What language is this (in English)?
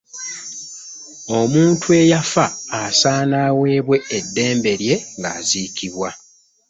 Ganda